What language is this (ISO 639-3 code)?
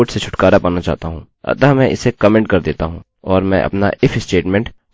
hin